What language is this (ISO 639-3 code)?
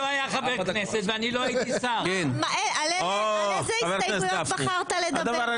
heb